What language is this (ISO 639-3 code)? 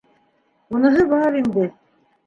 bak